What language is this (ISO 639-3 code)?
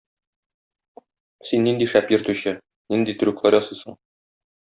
tat